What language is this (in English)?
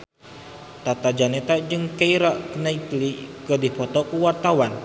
Sundanese